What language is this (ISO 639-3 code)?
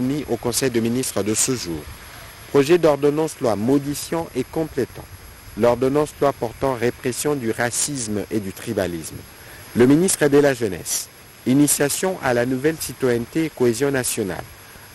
fra